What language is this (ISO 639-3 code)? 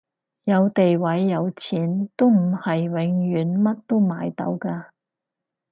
yue